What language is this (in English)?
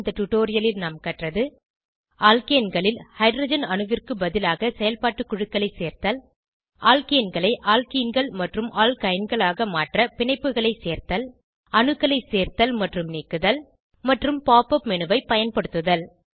Tamil